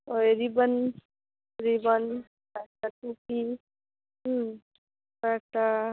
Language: Bangla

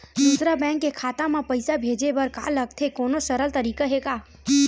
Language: Chhattisgarhi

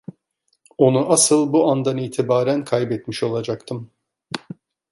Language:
Turkish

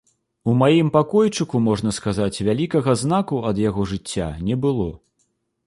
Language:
Belarusian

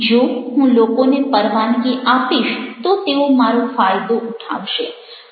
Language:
Gujarati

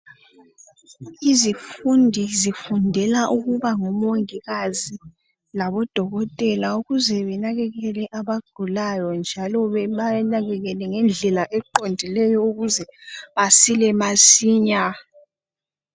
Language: North Ndebele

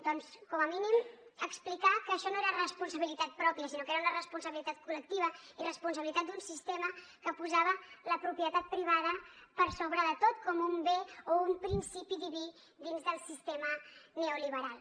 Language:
Catalan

